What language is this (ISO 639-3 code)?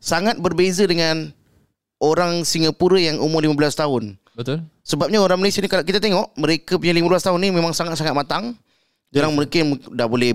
msa